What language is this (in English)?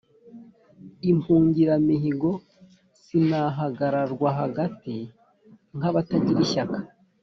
Kinyarwanda